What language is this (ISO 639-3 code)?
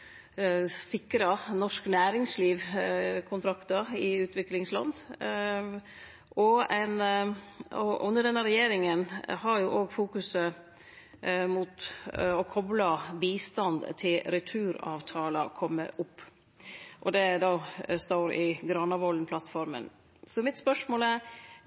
nno